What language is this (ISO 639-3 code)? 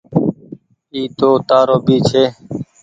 gig